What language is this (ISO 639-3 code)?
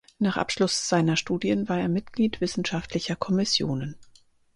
deu